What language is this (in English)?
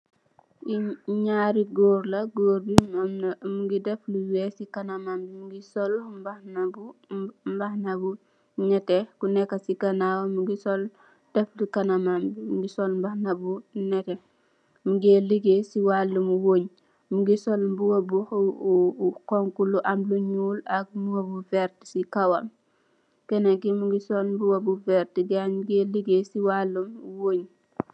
Wolof